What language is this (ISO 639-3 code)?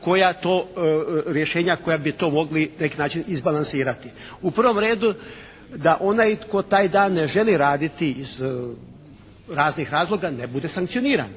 hrv